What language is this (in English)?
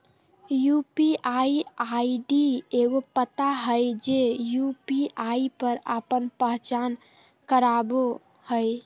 Magahi